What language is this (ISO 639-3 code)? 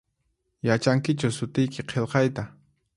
qxp